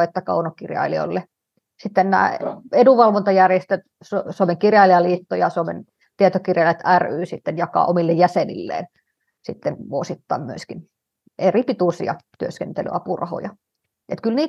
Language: Finnish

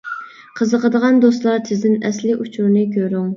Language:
Uyghur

